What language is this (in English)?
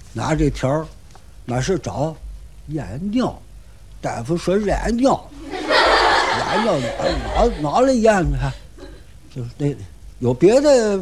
Chinese